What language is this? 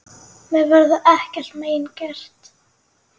Icelandic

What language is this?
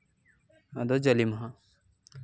Santali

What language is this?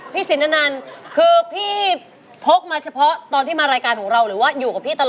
Thai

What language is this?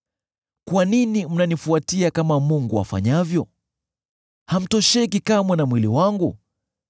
Swahili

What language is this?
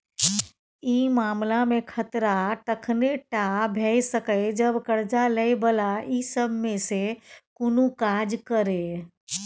Maithili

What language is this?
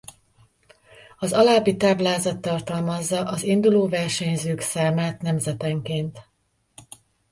Hungarian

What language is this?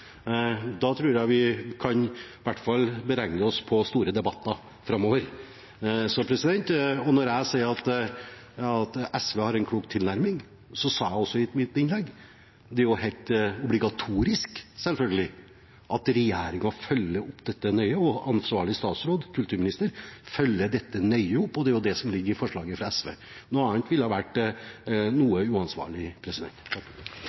Norwegian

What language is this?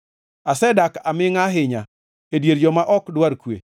Luo (Kenya and Tanzania)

